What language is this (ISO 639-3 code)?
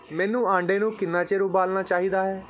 pan